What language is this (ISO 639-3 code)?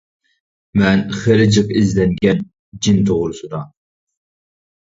uig